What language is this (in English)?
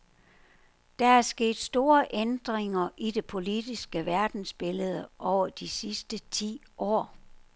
Danish